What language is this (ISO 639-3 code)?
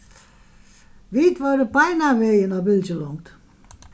fao